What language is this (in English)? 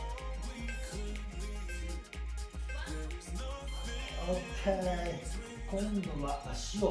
Japanese